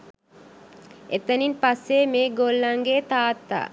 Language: Sinhala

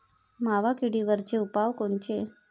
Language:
Marathi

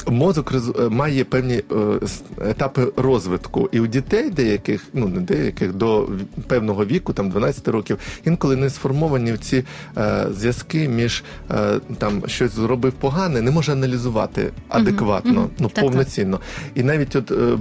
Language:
Ukrainian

